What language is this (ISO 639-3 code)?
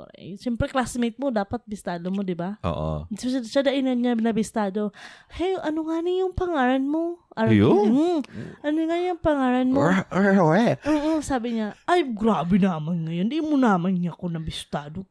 fil